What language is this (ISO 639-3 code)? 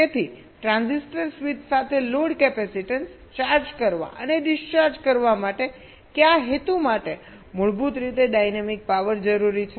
guj